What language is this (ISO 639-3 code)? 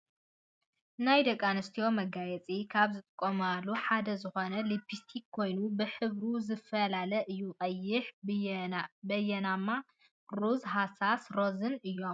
tir